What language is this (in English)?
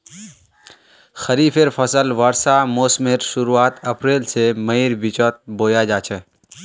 Magahi